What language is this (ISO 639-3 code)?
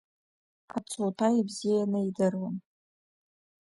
abk